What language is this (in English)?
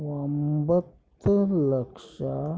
Kannada